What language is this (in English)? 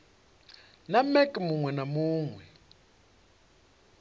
Venda